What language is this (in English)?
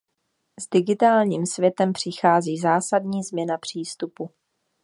Czech